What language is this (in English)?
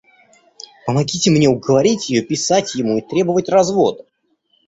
Russian